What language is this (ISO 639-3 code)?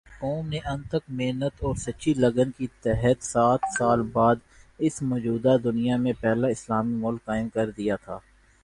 urd